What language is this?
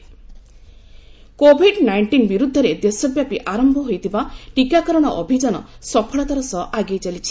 Odia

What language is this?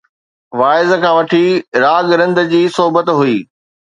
Sindhi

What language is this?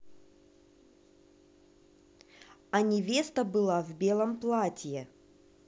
Russian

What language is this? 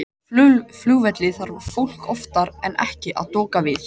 Icelandic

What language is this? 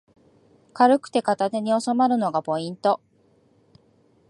Japanese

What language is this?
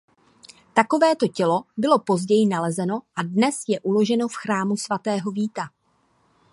Czech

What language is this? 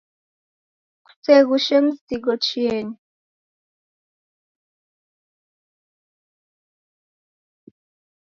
Taita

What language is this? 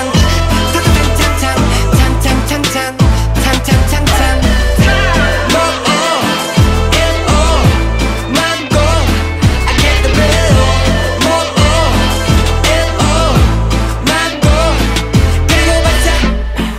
Vietnamese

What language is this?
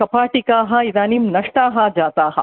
Sanskrit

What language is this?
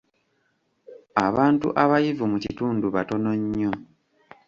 Ganda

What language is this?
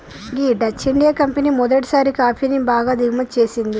Telugu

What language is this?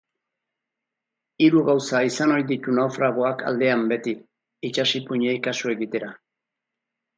Basque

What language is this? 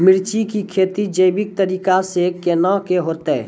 Maithili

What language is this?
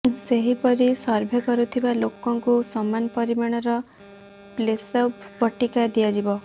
Odia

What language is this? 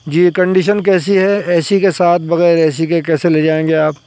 Urdu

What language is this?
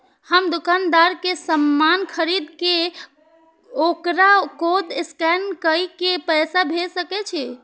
Maithili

